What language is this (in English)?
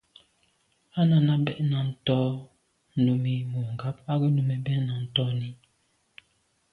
Medumba